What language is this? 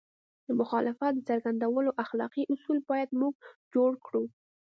Pashto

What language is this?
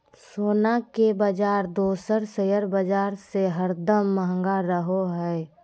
Magahi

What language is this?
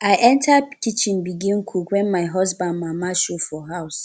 Nigerian Pidgin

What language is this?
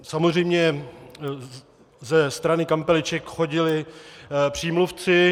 Czech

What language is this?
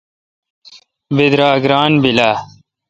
Kalkoti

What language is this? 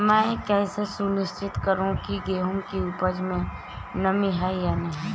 Hindi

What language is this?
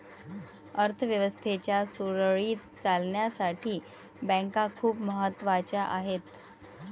Marathi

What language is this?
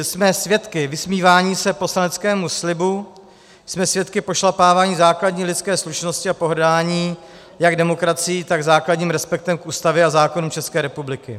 Czech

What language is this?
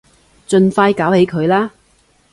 Cantonese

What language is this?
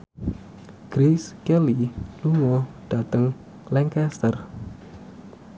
Javanese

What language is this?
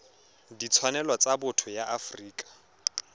Tswana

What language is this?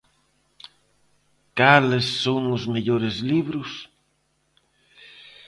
Galician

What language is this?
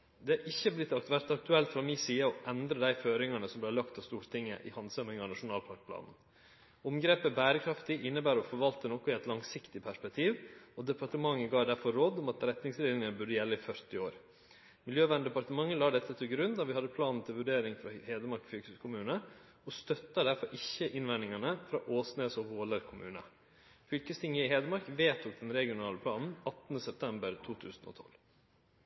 Norwegian Nynorsk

